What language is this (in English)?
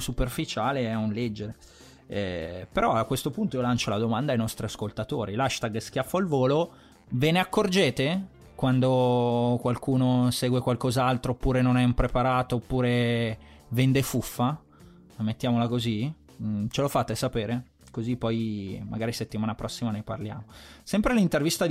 Italian